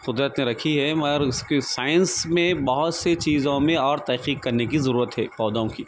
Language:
Urdu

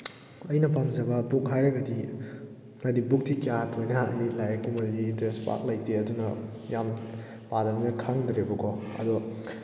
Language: Manipuri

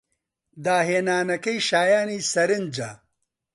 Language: Central Kurdish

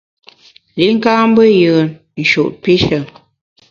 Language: Bamun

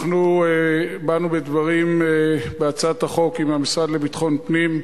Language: Hebrew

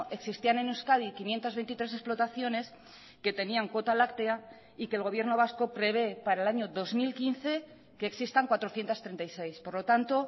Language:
Spanish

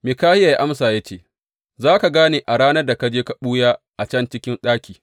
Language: Hausa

